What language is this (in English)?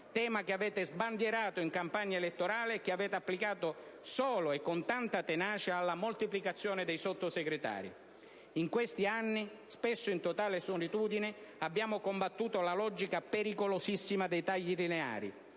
Italian